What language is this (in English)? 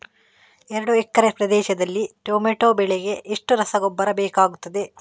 Kannada